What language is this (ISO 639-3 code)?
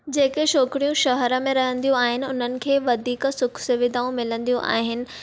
snd